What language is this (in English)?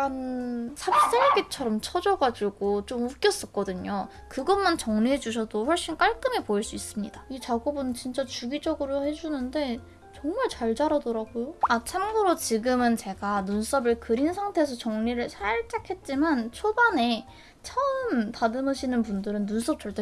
Korean